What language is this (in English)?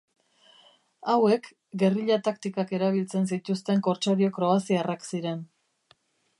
Basque